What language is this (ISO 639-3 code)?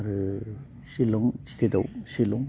brx